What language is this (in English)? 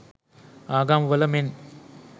Sinhala